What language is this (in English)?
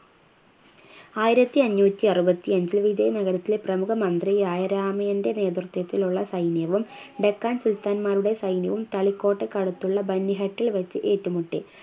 Malayalam